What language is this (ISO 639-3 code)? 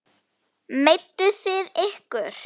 isl